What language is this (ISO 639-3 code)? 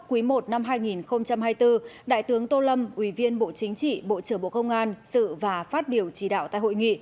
vie